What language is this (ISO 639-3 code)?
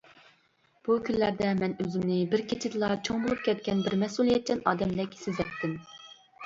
uig